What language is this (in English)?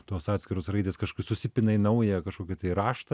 Lithuanian